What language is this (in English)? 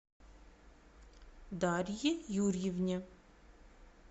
Russian